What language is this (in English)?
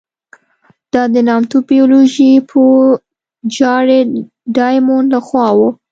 Pashto